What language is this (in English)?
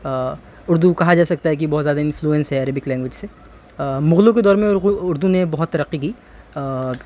Urdu